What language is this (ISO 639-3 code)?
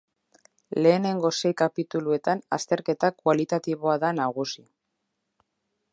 eus